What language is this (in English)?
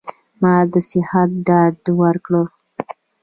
Pashto